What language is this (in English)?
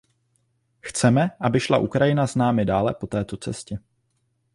Czech